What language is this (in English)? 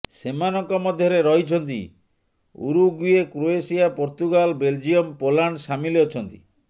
Odia